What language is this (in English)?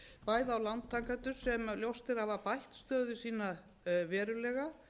Icelandic